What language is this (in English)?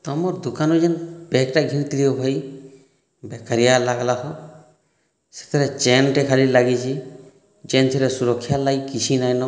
Odia